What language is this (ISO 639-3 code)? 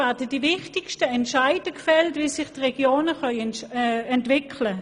gsw